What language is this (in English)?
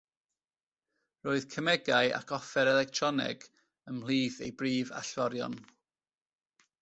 Welsh